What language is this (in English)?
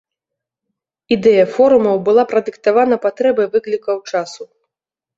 Belarusian